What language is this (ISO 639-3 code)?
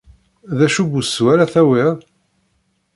kab